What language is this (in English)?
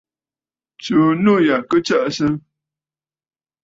Bafut